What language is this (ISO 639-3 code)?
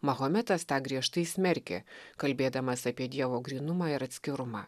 lit